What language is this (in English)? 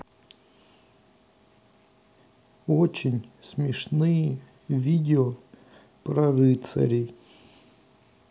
Russian